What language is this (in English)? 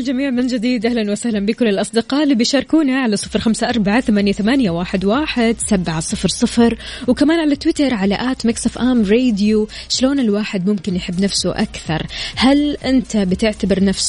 Arabic